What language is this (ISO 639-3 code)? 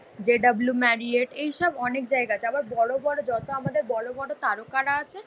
ben